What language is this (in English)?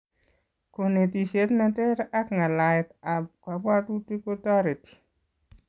Kalenjin